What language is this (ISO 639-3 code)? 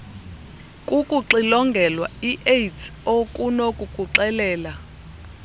xho